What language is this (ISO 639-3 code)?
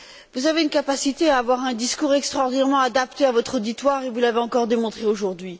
fra